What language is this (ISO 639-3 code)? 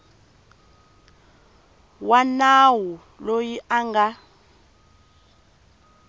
tso